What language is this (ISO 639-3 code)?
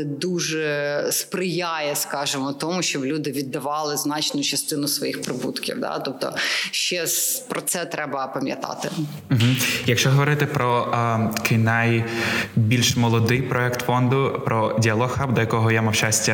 ukr